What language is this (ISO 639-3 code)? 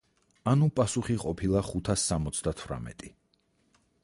kat